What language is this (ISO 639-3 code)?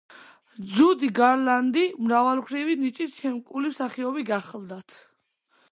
kat